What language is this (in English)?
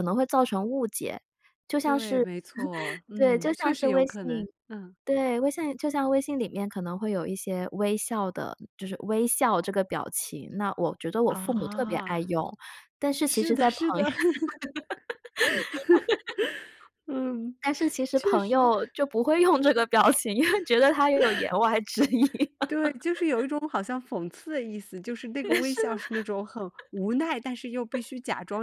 Chinese